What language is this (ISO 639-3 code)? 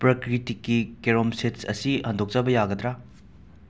mni